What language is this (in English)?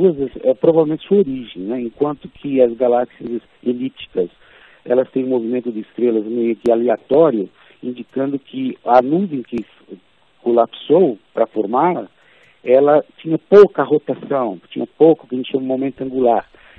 Portuguese